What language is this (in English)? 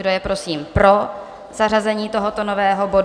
Czech